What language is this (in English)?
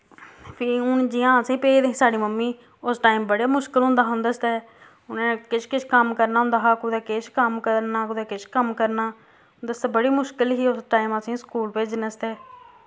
Dogri